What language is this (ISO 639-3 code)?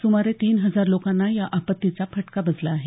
mar